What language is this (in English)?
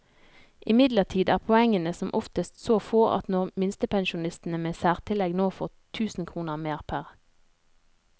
Norwegian